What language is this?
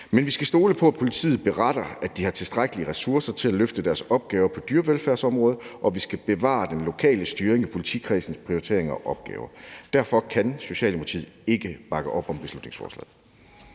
Danish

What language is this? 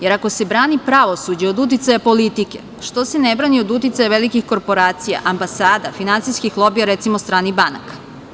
Serbian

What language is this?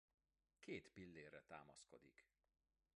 Hungarian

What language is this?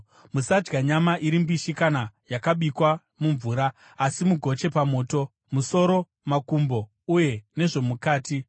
Shona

